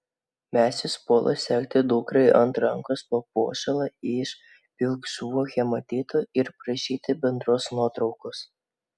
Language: Lithuanian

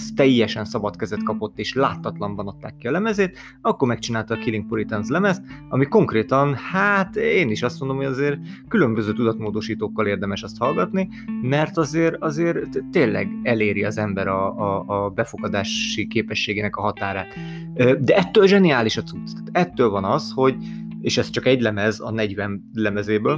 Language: Hungarian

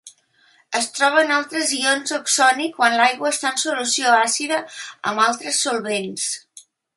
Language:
Catalan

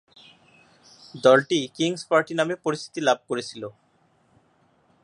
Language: Bangla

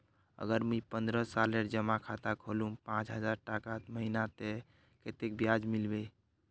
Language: Magahi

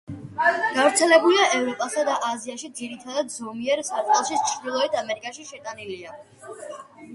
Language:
Georgian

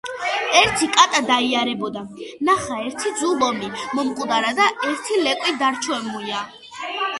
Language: Georgian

